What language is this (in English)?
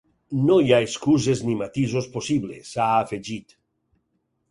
Catalan